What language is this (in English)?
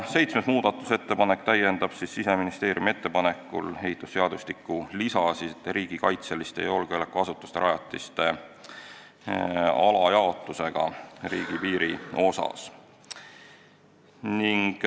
Estonian